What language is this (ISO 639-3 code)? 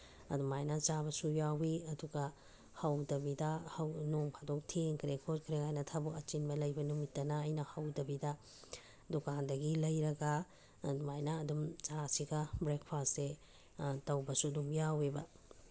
mni